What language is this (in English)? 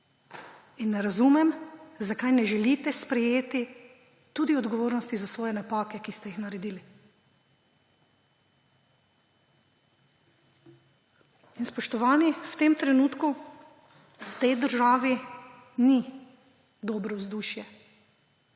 Slovenian